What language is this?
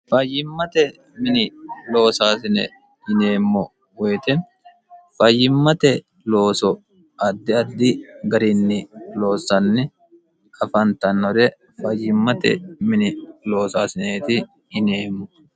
Sidamo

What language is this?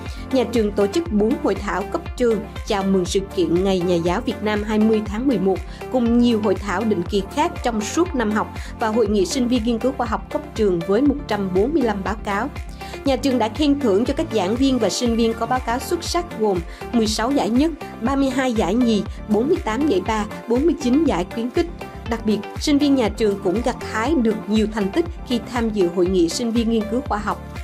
Vietnamese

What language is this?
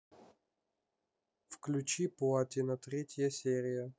Russian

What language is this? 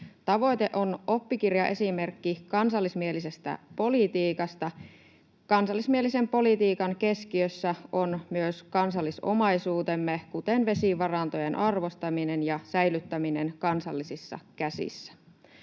Finnish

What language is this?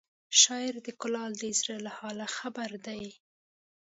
Pashto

